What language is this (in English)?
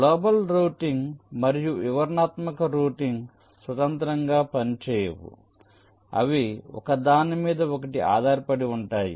Telugu